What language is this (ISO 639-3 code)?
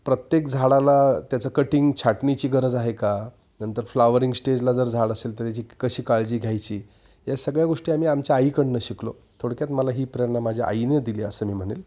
mar